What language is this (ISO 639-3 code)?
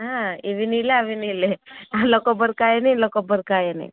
tel